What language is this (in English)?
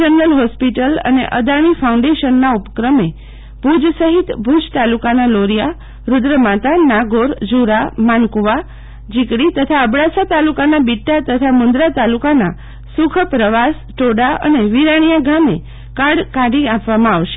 Gujarati